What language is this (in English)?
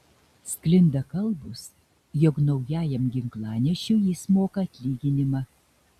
Lithuanian